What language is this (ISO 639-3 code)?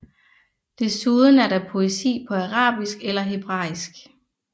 dan